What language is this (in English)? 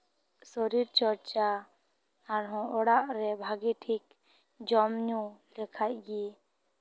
Santali